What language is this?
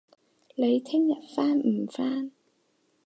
Cantonese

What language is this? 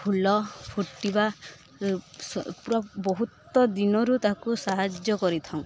Odia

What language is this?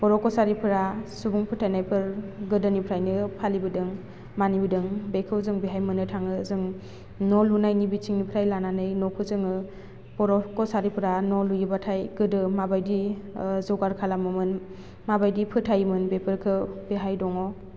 Bodo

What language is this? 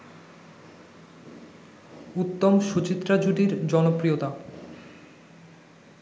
Bangla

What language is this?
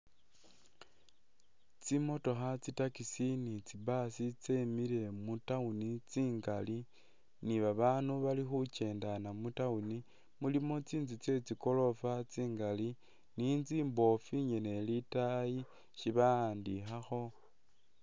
Masaaba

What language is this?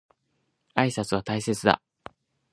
Japanese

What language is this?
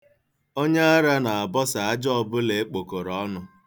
Igbo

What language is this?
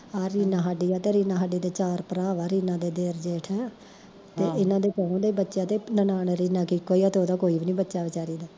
Punjabi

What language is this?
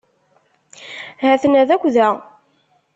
Kabyle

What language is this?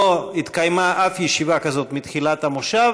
Hebrew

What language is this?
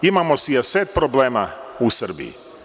Serbian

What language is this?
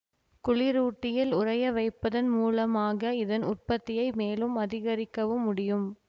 Tamil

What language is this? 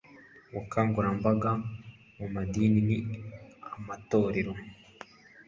Kinyarwanda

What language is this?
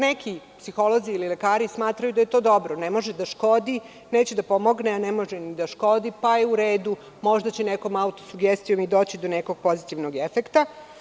Serbian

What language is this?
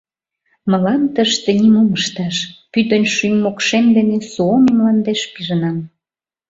Mari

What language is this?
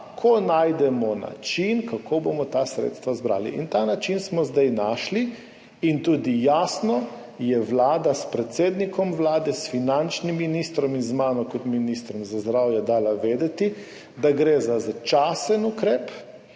Slovenian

